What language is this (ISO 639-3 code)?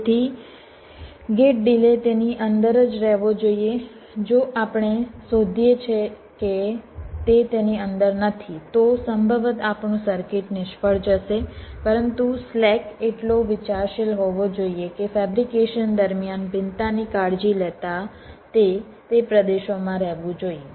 guj